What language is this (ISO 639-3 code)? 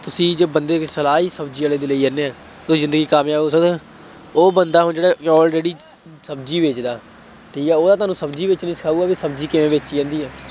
pan